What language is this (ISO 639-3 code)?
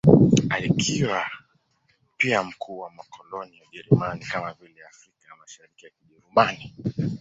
swa